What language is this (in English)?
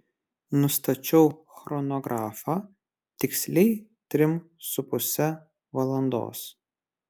Lithuanian